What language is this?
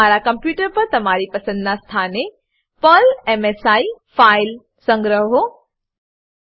Gujarati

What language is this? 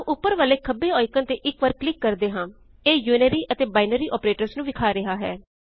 Punjabi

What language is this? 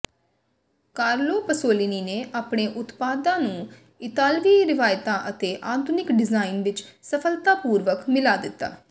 Punjabi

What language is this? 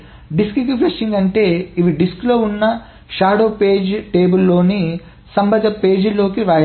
Telugu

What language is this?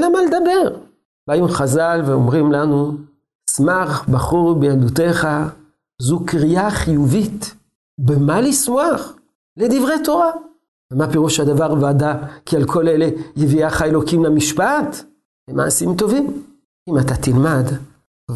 Hebrew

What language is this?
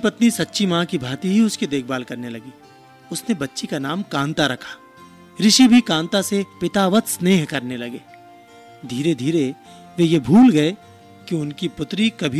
Hindi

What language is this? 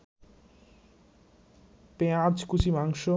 Bangla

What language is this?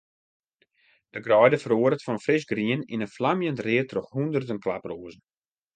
Western Frisian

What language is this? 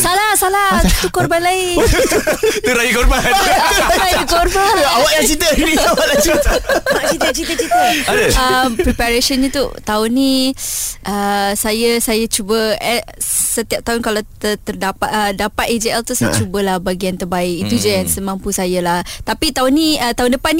Malay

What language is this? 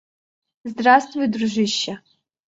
Russian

